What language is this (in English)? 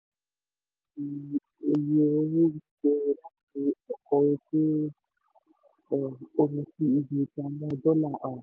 Yoruba